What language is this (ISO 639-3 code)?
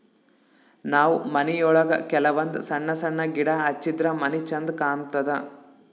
kan